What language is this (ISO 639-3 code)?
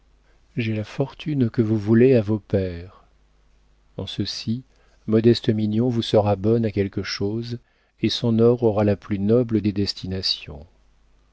fra